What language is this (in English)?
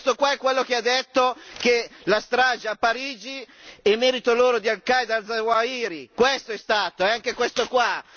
Italian